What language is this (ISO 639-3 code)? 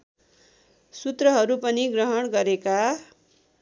nep